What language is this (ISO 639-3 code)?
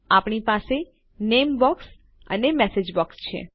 guj